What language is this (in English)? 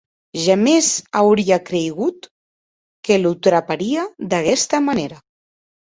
Occitan